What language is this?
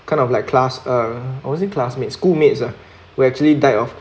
English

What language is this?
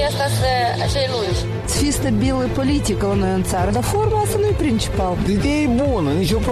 Romanian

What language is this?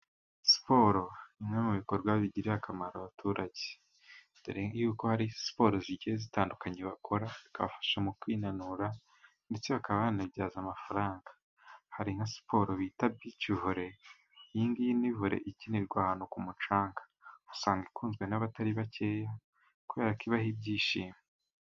Kinyarwanda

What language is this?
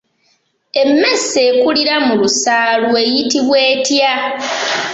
Ganda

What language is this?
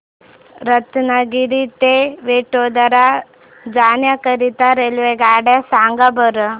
Marathi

